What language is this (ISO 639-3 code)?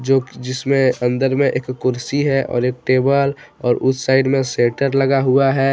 hin